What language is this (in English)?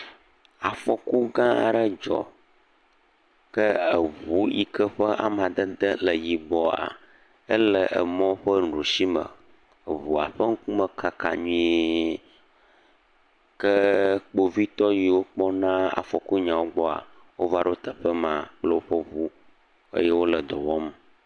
Ewe